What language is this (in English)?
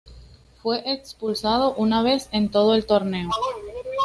Spanish